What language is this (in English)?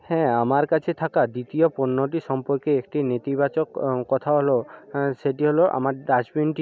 Bangla